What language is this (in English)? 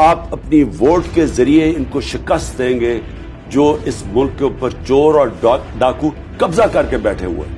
Urdu